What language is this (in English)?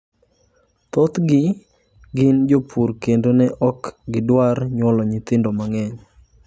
Luo (Kenya and Tanzania)